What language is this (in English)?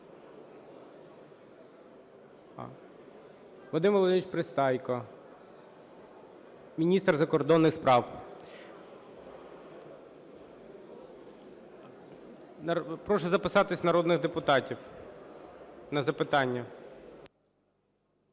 Ukrainian